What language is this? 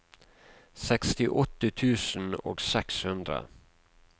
Norwegian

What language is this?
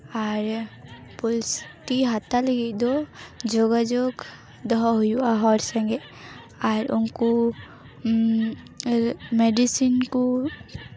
Santali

